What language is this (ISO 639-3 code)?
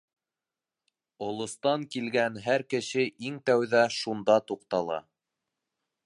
bak